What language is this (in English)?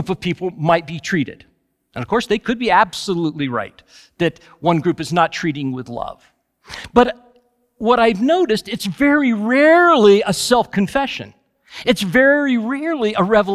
English